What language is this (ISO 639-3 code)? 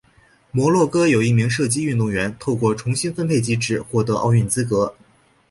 zho